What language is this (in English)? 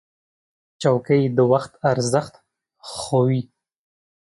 Pashto